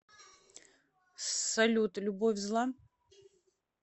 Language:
Russian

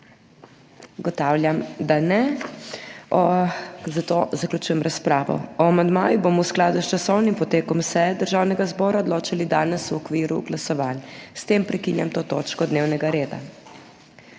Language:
Slovenian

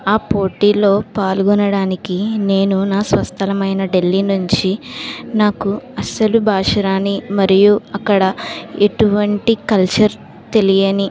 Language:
Telugu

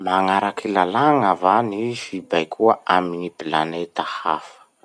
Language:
Masikoro Malagasy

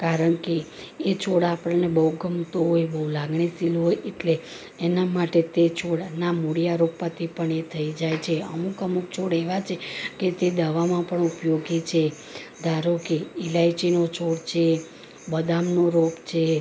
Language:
Gujarati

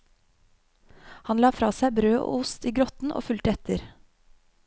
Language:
Norwegian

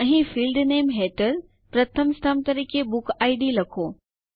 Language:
Gujarati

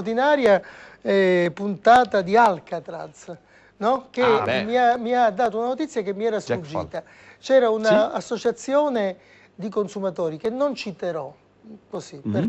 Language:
Italian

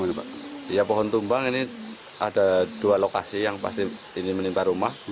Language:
Indonesian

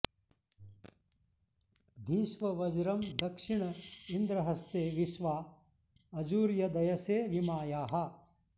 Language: Sanskrit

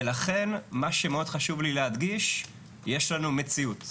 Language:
Hebrew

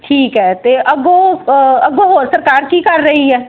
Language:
Punjabi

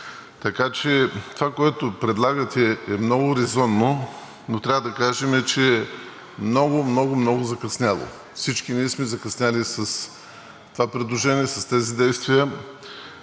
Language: Bulgarian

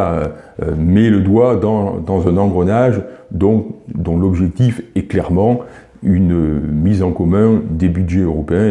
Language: French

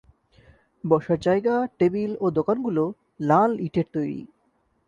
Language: Bangla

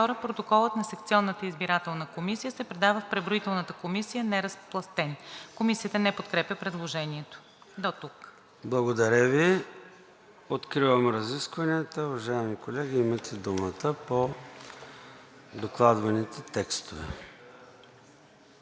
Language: Bulgarian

